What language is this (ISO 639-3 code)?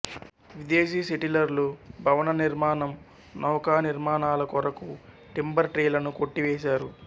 tel